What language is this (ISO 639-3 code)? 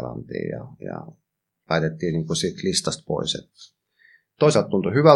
fin